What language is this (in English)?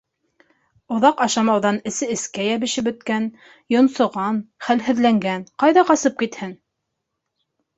Bashkir